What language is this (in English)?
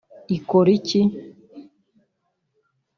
Kinyarwanda